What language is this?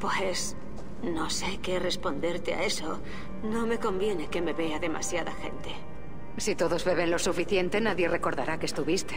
Spanish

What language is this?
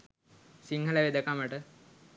Sinhala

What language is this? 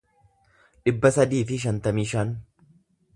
Oromo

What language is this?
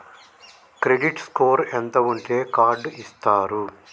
Telugu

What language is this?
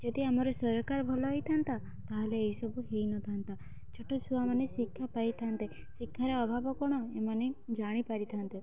Odia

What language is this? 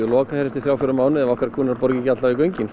Icelandic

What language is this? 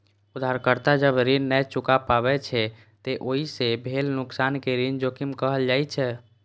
Maithili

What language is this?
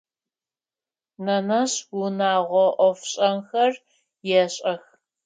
Adyghe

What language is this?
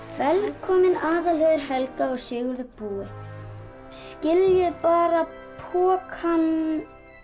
Icelandic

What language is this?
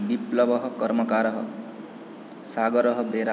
Sanskrit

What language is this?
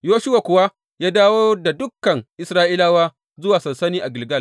Hausa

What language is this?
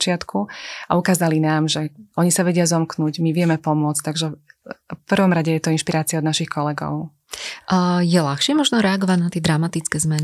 Slovak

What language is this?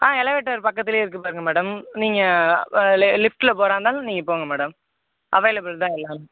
Tamil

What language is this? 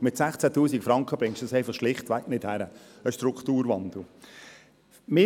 Swiss German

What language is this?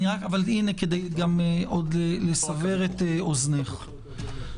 Hebrew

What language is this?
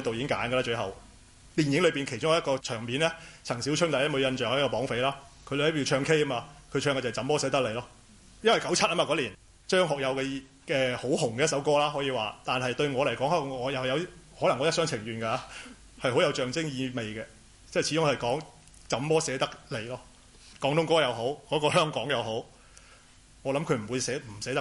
Chinese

